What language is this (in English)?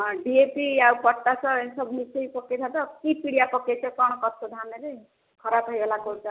Odia